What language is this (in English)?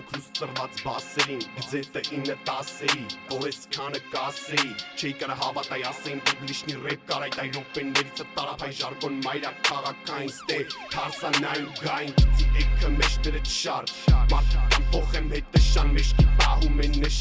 Armenian